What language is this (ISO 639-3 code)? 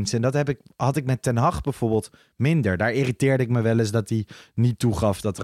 nld